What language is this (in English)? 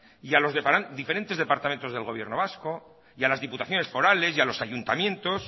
Spanish